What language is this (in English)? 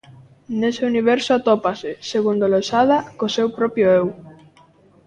Galician